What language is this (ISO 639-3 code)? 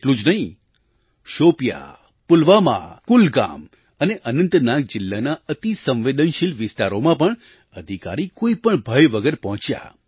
guj